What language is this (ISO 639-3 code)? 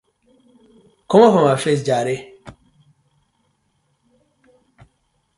pcm